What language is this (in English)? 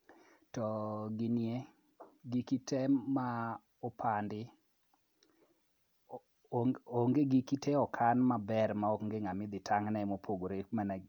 Luo (Kenya and Tanzania)